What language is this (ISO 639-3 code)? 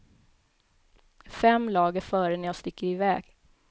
swe